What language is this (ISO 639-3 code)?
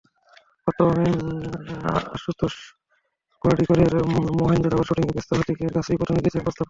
ben